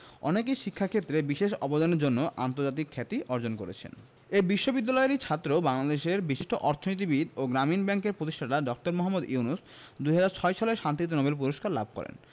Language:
Bangla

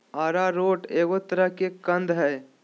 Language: Magahi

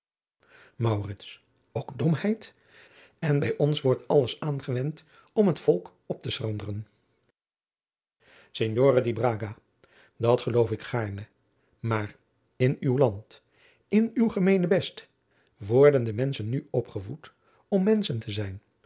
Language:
Dutch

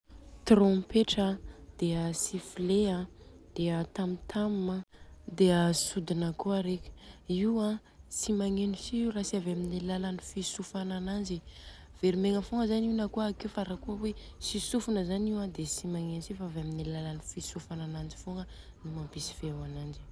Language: Southern Betsimisaraka Malagasy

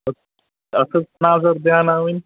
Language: Kashmiri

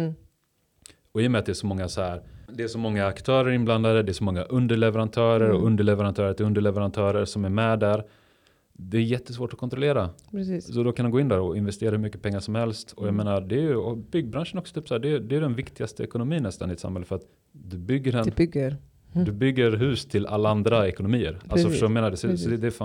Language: Swedish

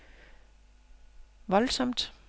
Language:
Danish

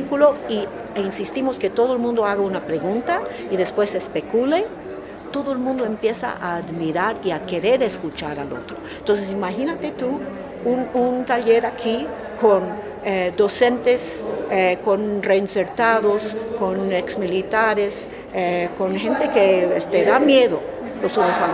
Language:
Spanish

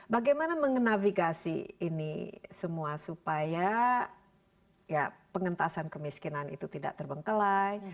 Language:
Indonesian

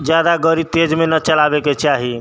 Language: Maithili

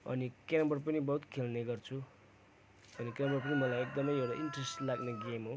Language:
Nepali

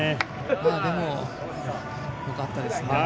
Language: Japanese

